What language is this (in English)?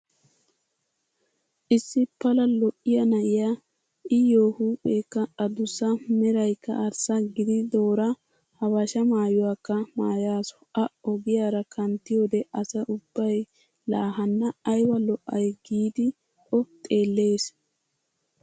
Wolaytta